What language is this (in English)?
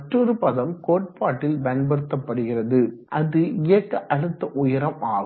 Tamil